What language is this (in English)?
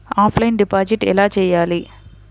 Telugu